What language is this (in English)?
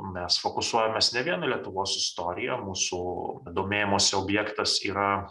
Lithuanian